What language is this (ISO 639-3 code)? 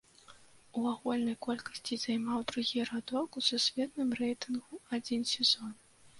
bel